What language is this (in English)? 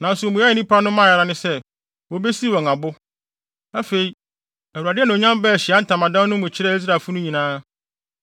Akan